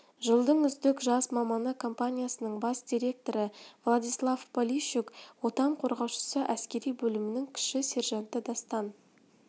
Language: Kazakh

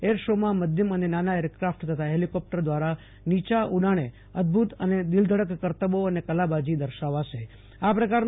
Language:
Gujarati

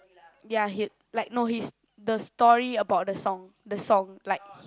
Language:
English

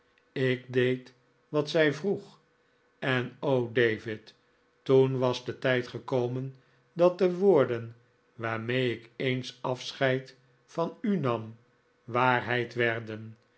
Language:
Dutch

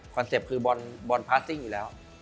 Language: Thai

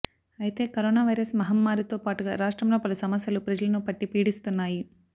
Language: Telugu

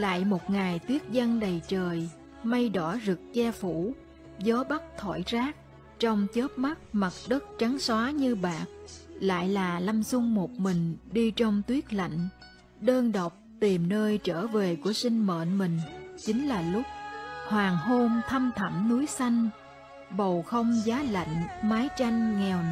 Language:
Vietnamese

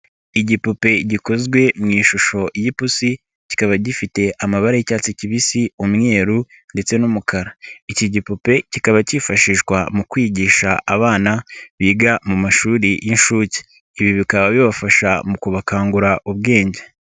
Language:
Kinyarwanda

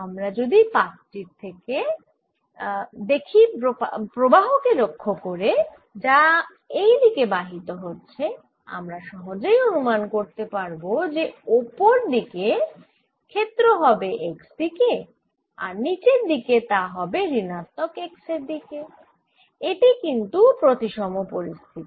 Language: Bangla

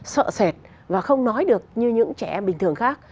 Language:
Vietnamese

